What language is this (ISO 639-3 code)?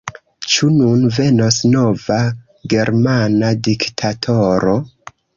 epo